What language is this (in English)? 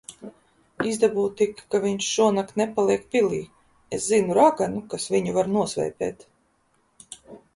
Latvian